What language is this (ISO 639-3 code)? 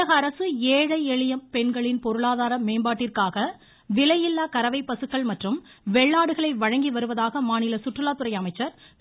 tam